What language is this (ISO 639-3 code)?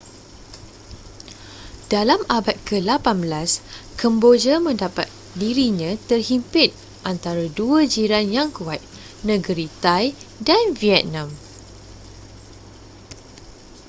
msa